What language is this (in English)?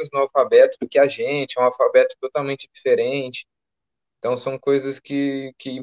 Portuguese